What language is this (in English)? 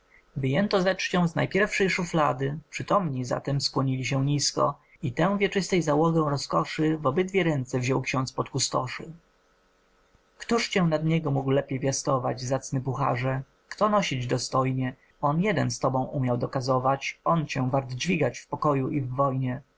Polish